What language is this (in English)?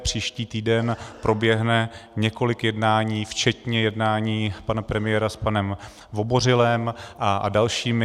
Czech